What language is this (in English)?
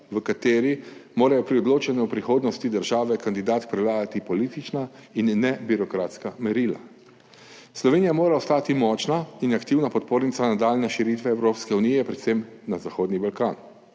Slovenian